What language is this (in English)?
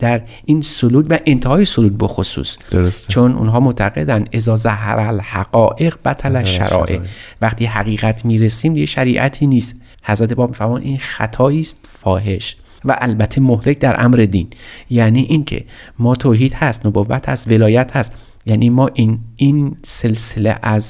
Persian